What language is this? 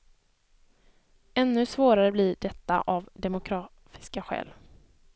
Swedish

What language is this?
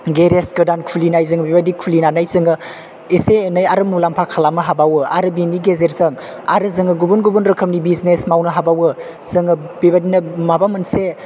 Bodo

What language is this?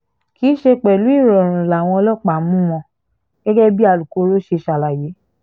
Yoruba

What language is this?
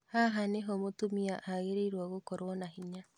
Kikuyu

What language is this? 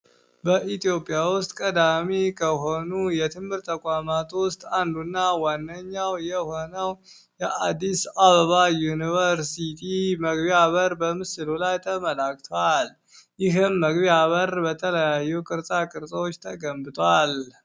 Amharic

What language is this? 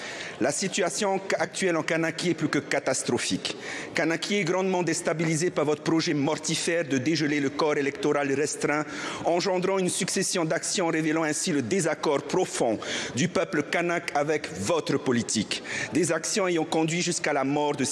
French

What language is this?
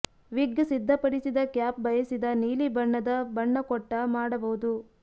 Kannada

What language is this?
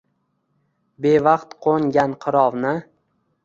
Uzbek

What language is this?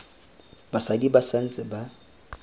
Tswana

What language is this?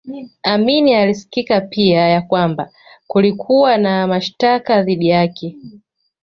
Swahili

